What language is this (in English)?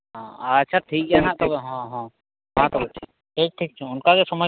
Santali